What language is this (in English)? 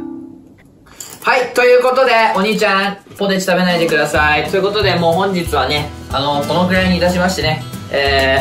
Japanese